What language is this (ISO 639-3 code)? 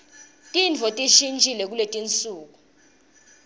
ssw